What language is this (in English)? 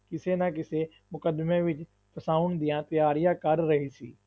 Punjabi